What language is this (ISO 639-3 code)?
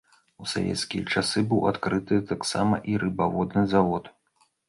bel